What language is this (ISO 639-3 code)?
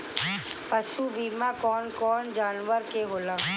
bho